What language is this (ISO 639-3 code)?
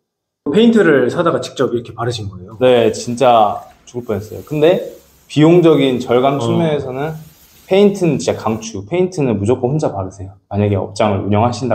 kor